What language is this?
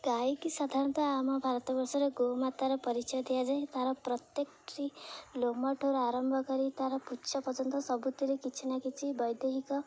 Odia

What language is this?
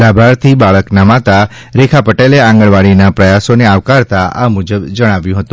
Gujarati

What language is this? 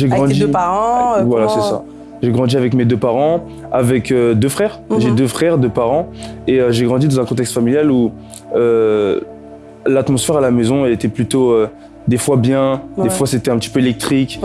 French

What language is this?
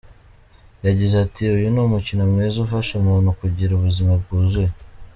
Kinyarwanda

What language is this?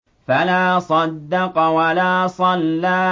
Arabic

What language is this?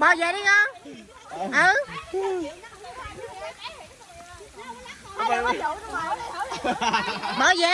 Vietnamese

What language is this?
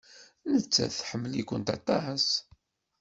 Kabyle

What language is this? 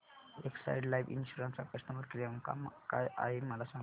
Marathi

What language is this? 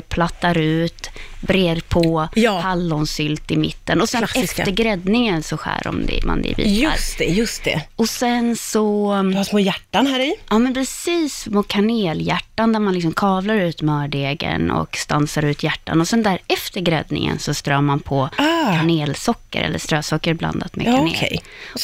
Swedish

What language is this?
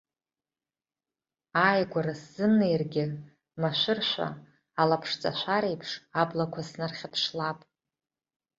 Abkhazian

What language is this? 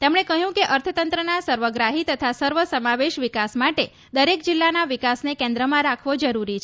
Gujarati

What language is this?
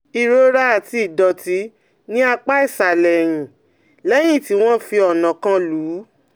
Yoruba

